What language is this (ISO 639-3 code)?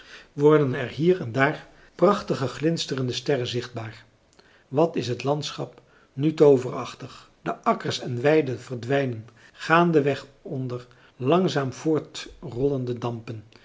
nld